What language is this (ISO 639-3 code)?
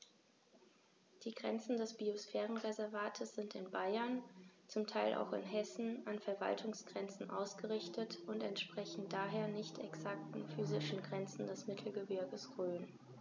deu